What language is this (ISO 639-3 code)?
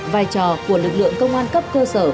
vie